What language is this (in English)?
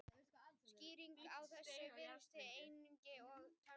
Icelandic